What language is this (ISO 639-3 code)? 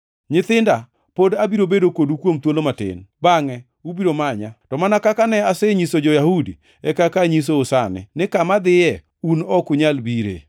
luo